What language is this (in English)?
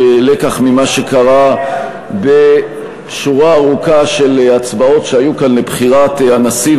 Hebrew